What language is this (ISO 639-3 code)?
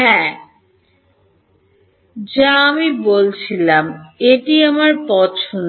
ben